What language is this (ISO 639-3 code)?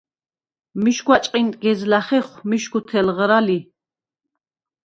sva